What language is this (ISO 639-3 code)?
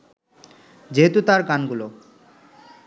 ben